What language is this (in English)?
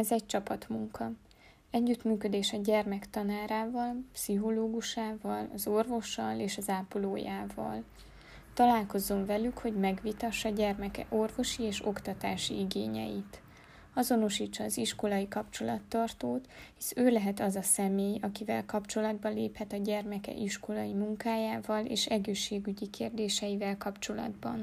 Hungarian